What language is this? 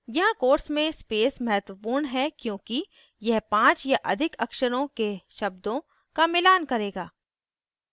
Hindi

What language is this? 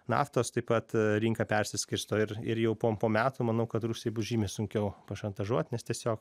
Lithuanian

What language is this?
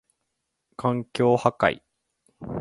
Japanese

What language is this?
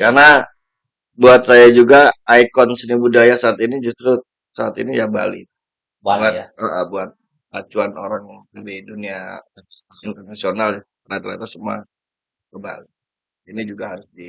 Indonesian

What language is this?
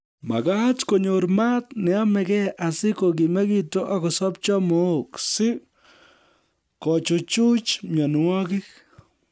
Kalenjin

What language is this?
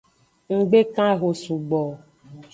Aja (Benin)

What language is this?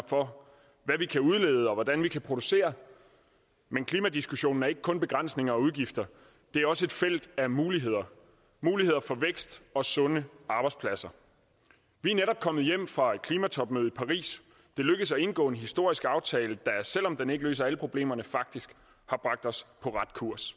Danish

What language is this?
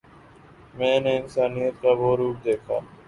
Urdu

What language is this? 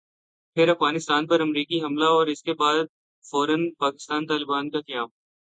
Urdu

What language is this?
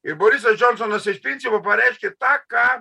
Lithuanian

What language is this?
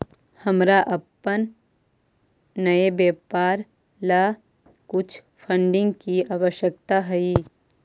Magahi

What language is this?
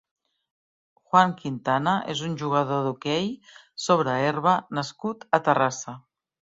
Catalan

